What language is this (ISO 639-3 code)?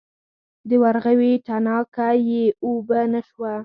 pus